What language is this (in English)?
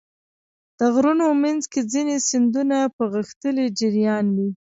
Pashto